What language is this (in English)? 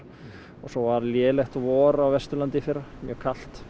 Icelandic